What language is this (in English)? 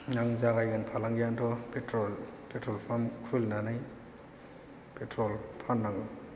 Bodo